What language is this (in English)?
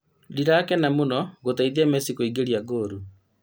Kikuyu